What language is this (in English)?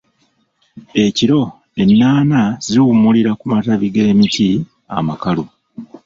Ganda